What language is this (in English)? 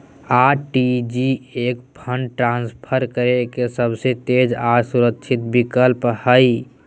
Magahi